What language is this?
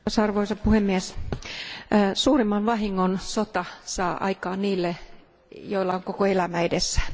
Finnish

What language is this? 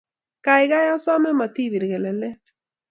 Kalenjin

